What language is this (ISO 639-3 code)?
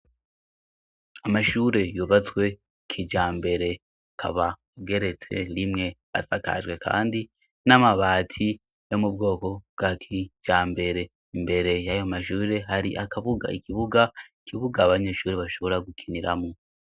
run